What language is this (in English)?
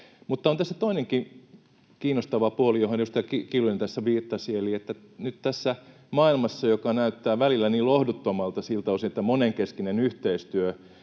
Finnish